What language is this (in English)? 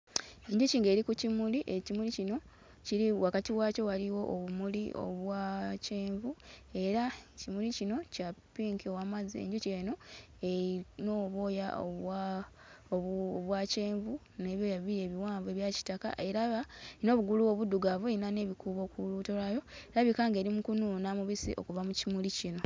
Ganda